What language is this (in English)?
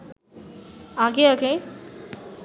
Bangla